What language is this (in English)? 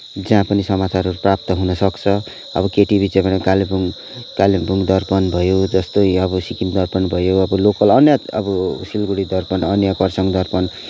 Nepali